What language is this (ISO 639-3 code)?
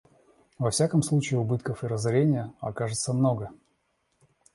rus